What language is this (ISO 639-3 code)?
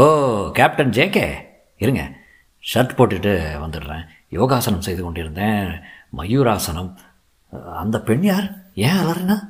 tam